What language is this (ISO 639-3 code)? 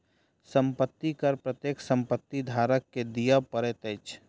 mai